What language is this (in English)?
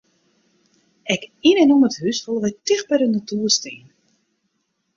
Western Frisian